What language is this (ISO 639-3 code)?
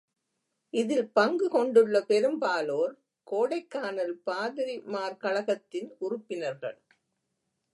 tam